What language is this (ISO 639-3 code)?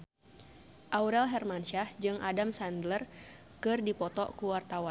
sun